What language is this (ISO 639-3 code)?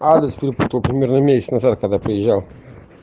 rus